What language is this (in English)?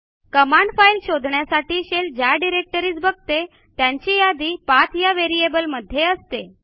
Marathi